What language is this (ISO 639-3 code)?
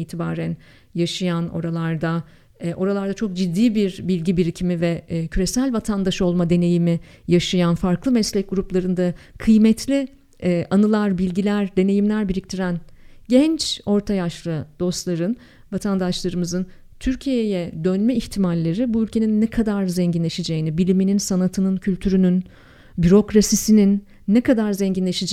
tur